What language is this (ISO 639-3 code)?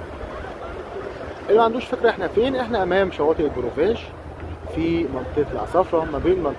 ara